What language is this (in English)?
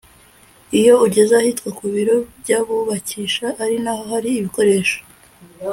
Kinyarwanda